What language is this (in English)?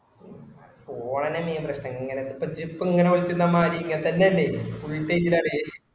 Malayalam